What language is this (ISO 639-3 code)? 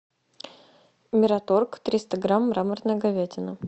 rus